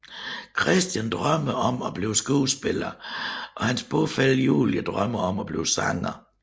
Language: Danish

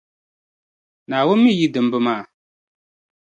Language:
Dagbani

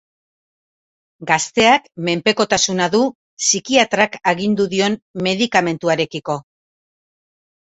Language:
Basque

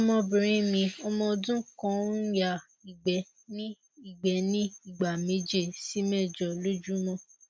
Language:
Yoruba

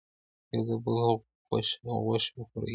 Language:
Pashto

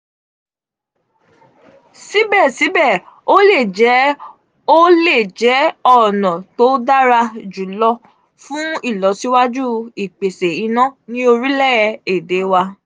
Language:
Yoruba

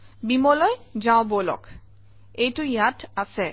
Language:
Assamese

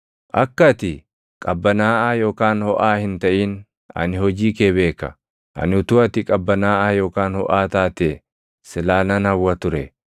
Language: Oromo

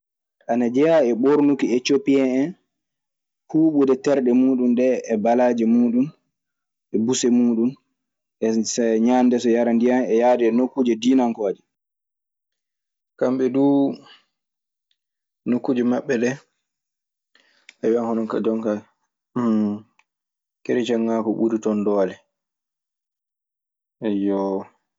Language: Maasina Fulfulde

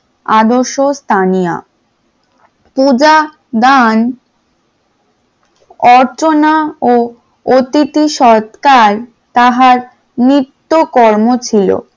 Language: Bangla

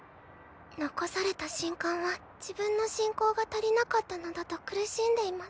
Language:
Japanese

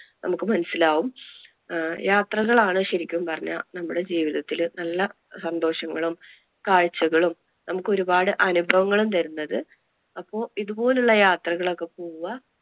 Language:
Malayalam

